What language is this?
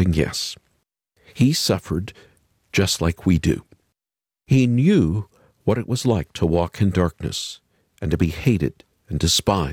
English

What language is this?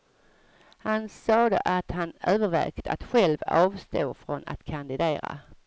Swedish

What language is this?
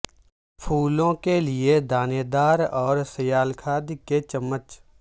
Urdu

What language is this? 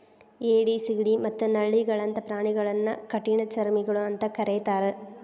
Kannada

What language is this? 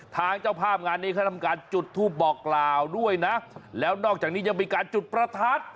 Thai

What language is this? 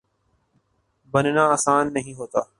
Urdu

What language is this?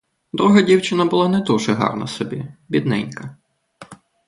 Ukrainian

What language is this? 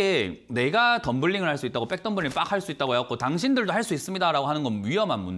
Korean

